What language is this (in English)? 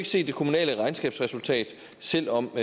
Danish